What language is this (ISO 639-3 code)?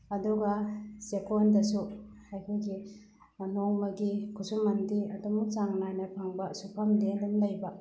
mni